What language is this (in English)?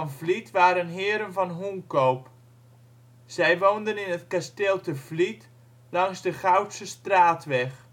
Dutch